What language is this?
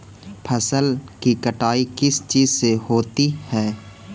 Magahi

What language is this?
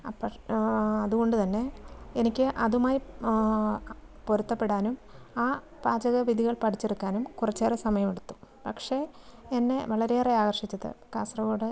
Malayalam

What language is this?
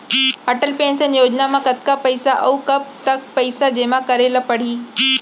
Chhattisgarhi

